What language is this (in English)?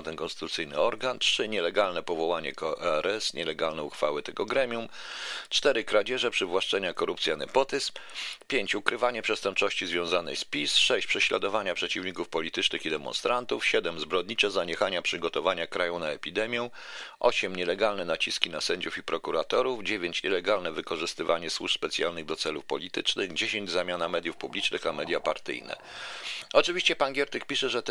Polish